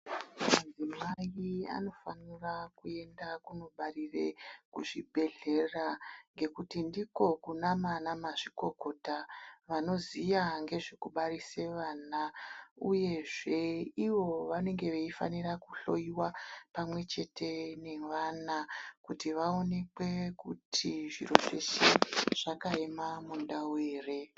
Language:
Ndau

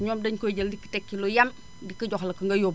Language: Wolof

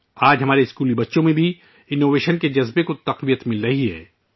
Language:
Urdu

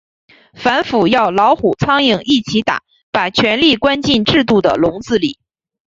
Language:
Chinese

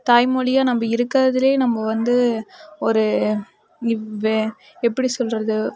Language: Tamil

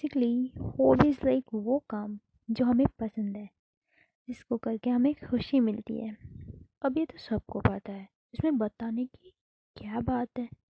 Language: Hindi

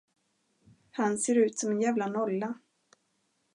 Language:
Swedish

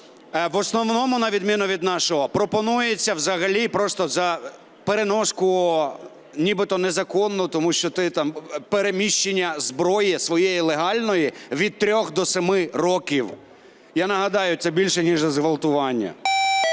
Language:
Ukrainian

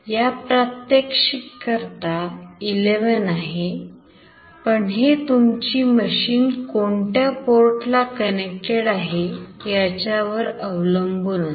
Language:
Marathi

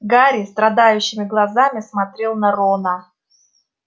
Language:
Russian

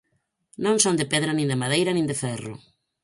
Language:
Galician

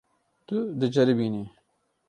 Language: Kurdish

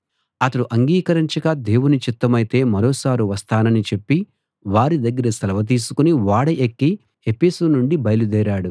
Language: Telugu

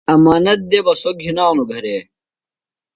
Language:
Phalura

